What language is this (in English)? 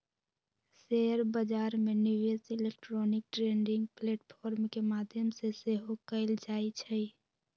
Magahi